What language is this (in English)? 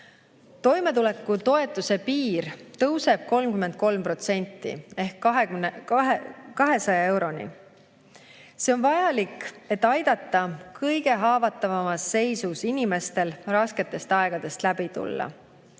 Estonian